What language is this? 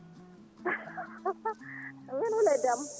Fula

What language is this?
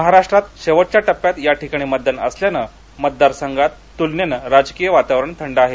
Marathi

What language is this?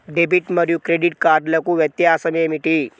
Telugu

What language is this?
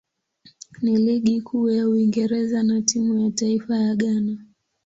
Swahili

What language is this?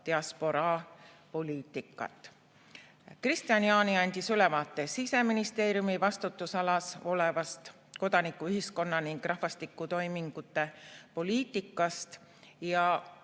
Estonian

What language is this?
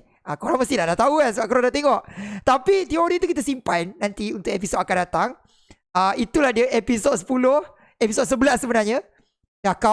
Malay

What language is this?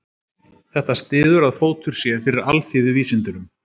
Icelandic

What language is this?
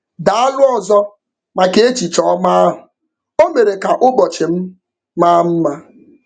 Igbo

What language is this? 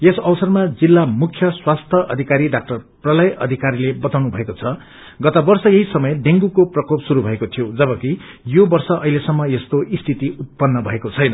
Nepali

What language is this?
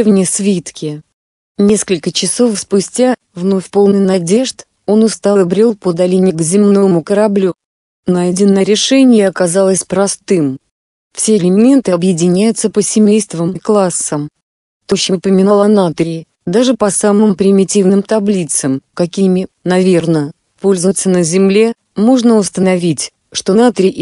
Russian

